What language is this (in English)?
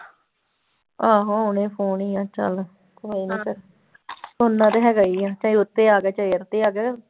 Punjabi